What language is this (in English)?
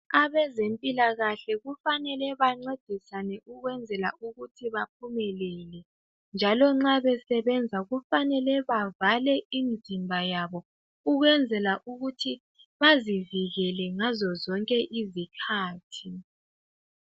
North Ndebele